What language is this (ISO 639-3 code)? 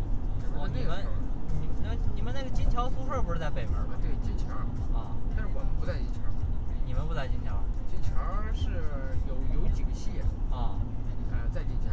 zho